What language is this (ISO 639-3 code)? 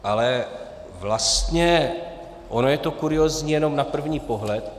ces